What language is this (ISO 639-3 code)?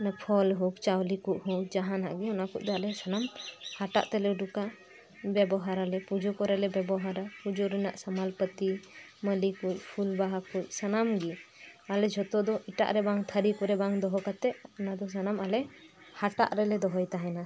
sat